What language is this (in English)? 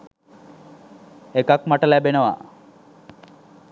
Sinhala